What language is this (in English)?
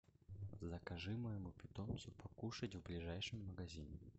Russian